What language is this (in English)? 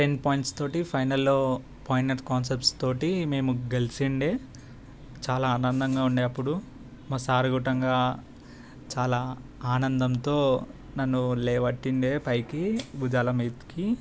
Telugu